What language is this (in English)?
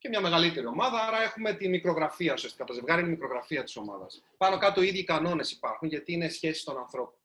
Greek